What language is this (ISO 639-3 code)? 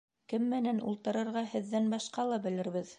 bak